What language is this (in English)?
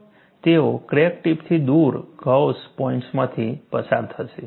Gujarati